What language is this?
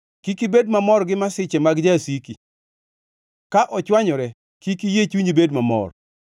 Luo (Kenya and Tanzania)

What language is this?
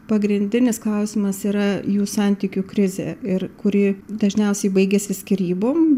Lithuanian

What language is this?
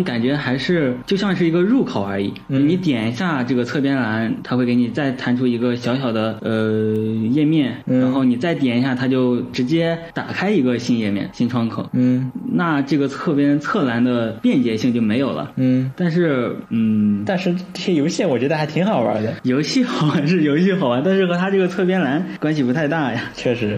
Chinese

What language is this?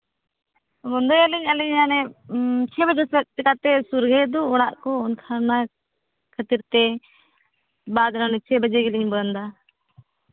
Santali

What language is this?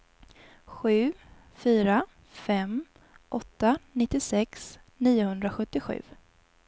Swedish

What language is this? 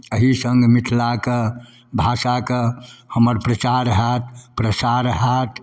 Maithili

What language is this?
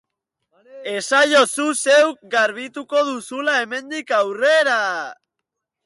Basque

